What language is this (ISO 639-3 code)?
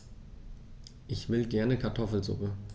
deu